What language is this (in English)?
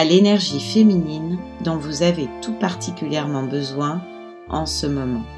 French